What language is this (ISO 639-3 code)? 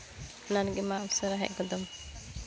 sat